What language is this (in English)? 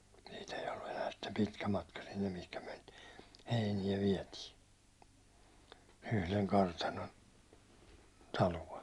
Finnish